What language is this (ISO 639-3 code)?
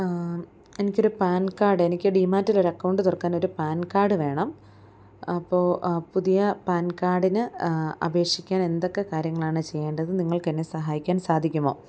mal